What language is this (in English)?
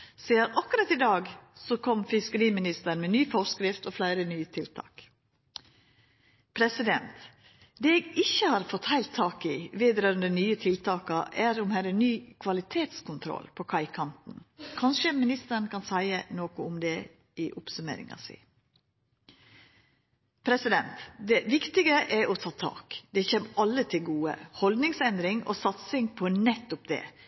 Norwegian